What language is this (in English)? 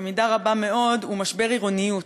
Hebrew